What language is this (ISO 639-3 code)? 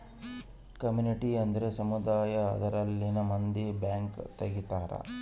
kan